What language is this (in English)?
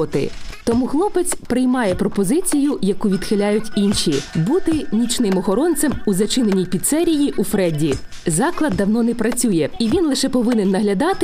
Ukrainian